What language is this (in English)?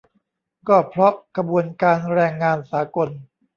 Thai